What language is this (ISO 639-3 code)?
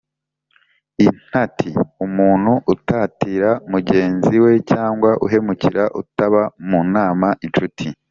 kin